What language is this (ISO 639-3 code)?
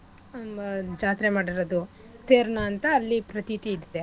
kan